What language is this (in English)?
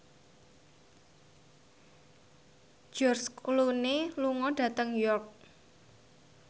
Javanese